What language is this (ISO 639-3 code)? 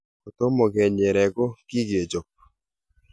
kln